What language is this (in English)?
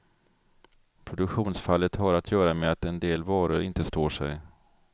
Swedish